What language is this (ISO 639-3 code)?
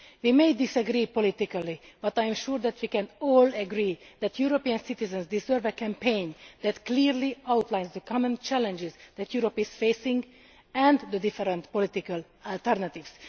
eng